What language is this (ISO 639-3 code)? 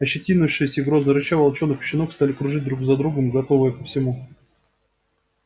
rus